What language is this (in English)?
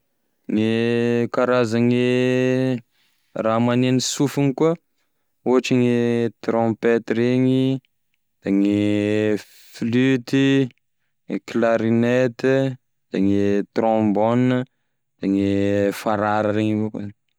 Tesaka Malagasy